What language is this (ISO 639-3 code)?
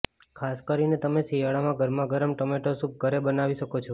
guj